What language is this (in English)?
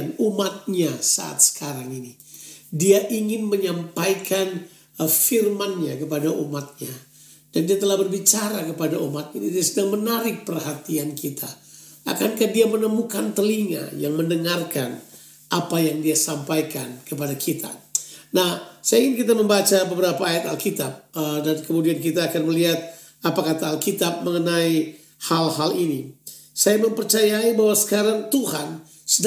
Indonesian